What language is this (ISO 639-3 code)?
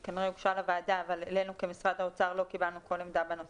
heb